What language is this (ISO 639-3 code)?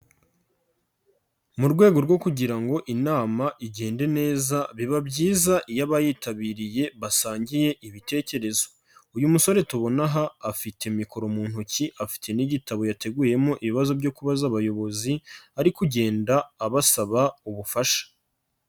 kin